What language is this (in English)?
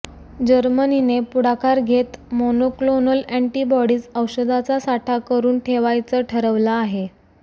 Marathi